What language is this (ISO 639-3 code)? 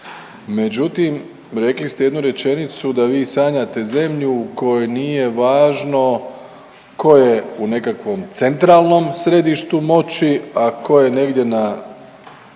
hrv